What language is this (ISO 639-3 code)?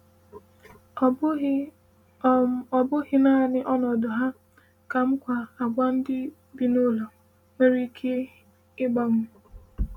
ibo